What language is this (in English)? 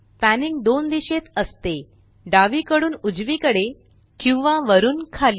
Marathi